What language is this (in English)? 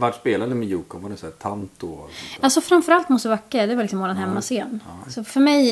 Swedish